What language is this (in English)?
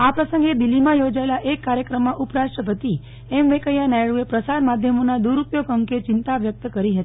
Gujarati